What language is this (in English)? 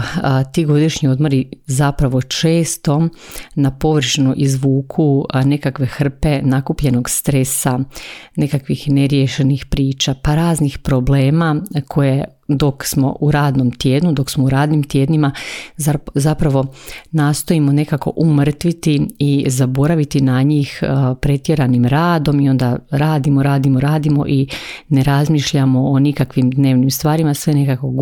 Croatian